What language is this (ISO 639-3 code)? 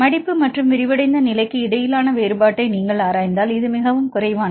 tam